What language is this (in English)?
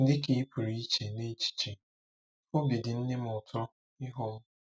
Igbo